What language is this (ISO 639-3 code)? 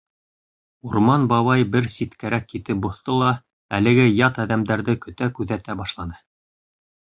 bak